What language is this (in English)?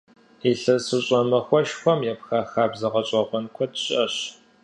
Kabardian